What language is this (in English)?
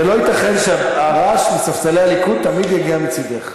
Hebrew